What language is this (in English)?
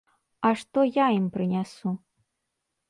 Belarusian